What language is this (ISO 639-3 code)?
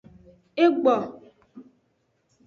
ajg